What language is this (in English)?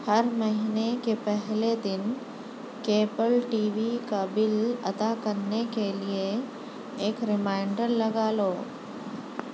Urdu